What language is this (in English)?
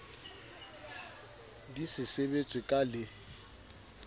Southern Sotho